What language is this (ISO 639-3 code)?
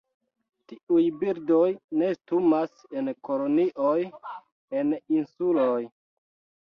epo